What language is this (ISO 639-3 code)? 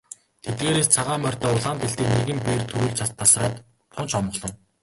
mon